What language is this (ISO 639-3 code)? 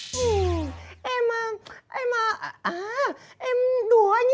vie